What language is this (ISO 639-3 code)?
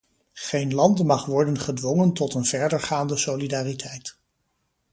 nld